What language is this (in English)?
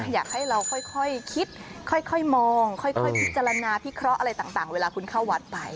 Thai